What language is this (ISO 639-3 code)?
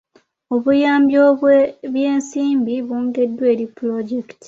lug